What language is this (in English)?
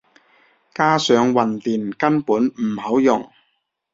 Cantonese